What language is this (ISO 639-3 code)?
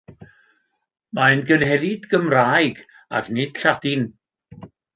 cym